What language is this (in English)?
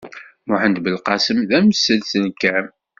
Kabyle